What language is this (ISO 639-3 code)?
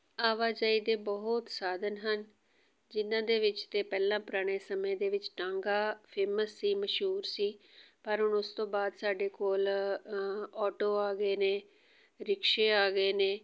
pan